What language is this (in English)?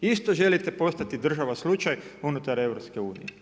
Croatian